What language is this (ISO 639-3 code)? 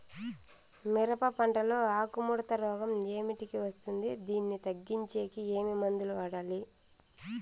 tel